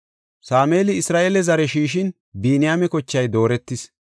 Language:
Gofa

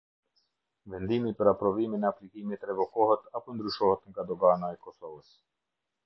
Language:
Albanian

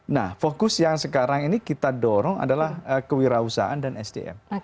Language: Indonesian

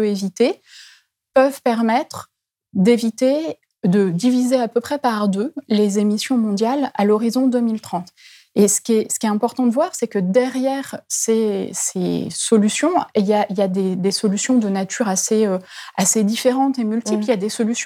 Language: French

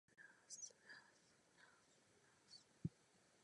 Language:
Czech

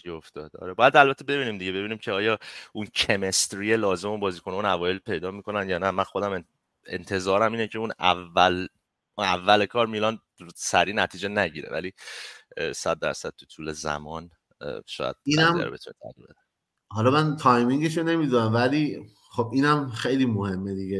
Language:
Persian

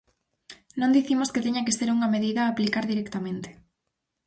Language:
Galician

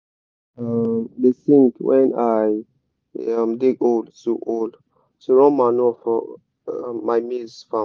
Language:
Nigerian Pidgin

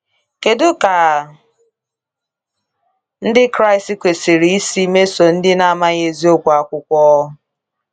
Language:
Igbo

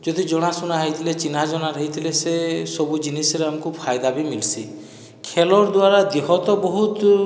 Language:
Odia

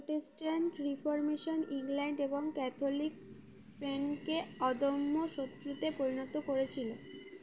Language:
Bangla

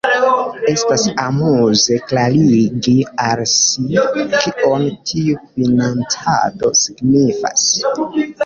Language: Esperanto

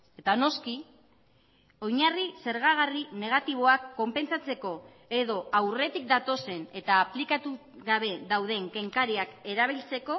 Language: Basque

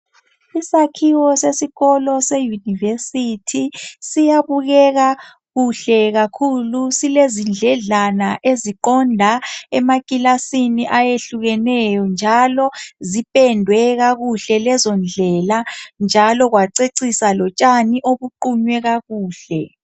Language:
North Ndebele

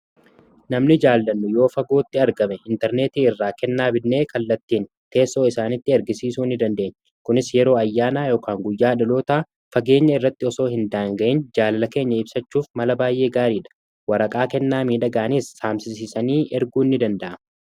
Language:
Oromo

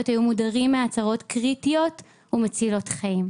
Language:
Hebrew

